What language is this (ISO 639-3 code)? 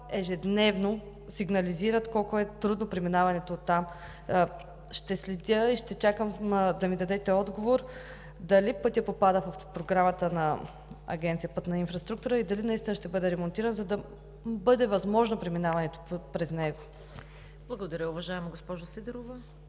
bul